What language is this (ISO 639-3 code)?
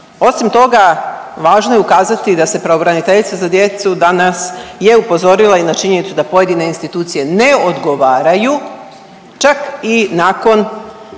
hrv